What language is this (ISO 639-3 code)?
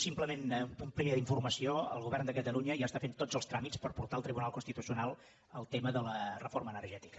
cat